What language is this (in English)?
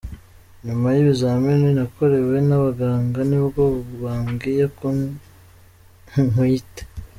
Kinyarwanda